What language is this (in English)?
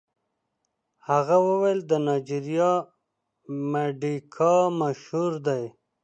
Pashto